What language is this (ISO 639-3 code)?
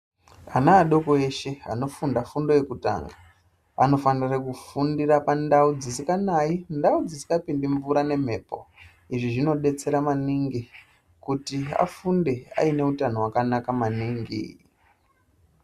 ndc